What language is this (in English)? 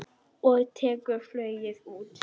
Icelandic